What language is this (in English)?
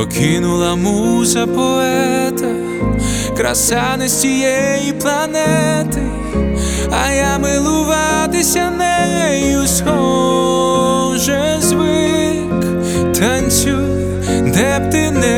Ukrainian